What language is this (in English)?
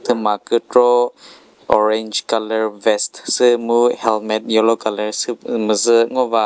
Chokri Naga